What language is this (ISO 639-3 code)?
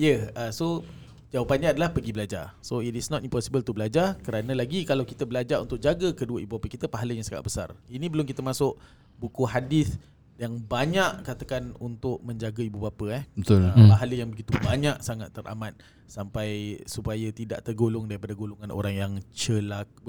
msa